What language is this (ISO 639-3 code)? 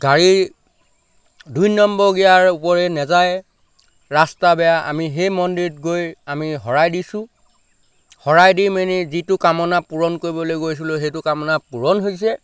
asm